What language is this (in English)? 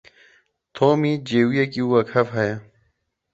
Kurdish